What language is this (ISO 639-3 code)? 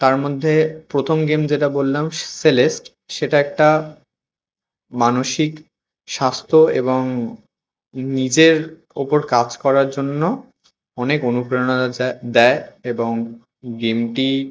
ben